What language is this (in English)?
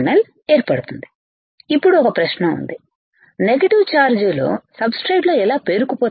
Telugu